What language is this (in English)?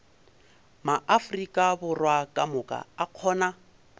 Northern Sotho